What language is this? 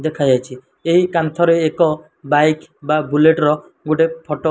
Odia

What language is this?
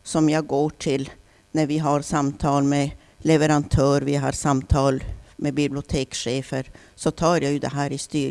Swedish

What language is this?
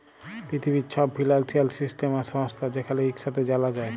Bangla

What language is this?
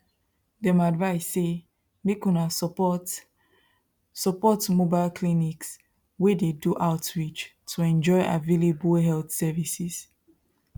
Nigerian Pidgin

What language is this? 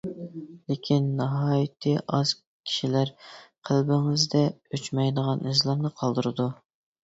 Uyghur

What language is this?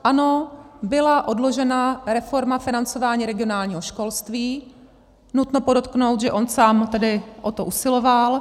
Czech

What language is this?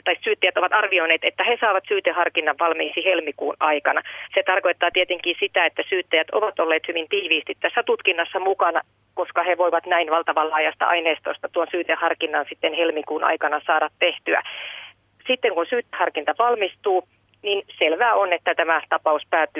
Finnish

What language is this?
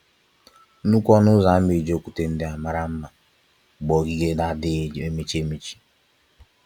Igbo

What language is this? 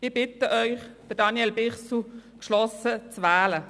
Swiss German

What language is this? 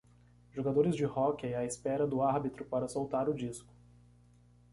Portuguese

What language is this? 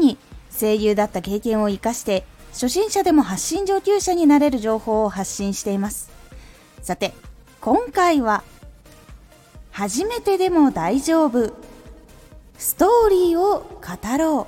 Japanese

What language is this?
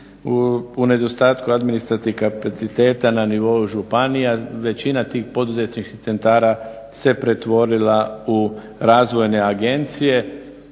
Croatian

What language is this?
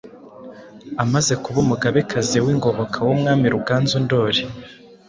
Kinyarwanda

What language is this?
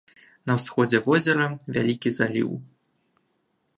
Belarusian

